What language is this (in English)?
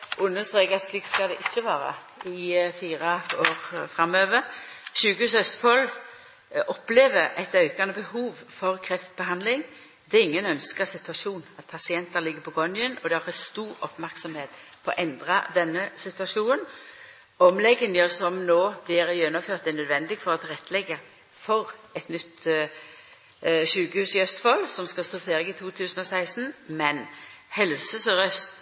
Norwegian Nynorsk